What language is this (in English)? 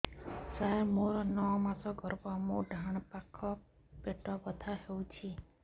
Odia